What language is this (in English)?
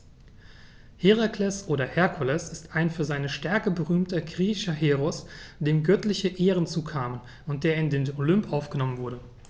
German